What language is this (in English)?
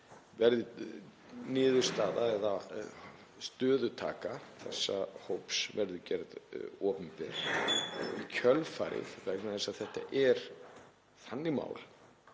Icelandic